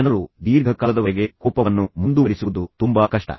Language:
Kannada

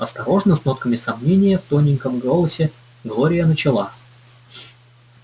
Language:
Russian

